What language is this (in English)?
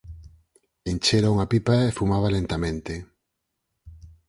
Galician